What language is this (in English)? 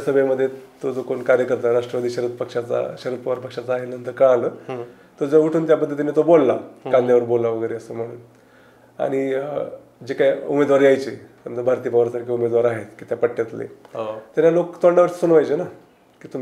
Marathi